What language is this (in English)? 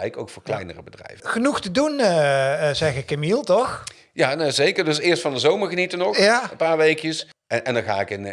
Dutch